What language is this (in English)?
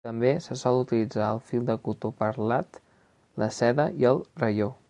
Catalan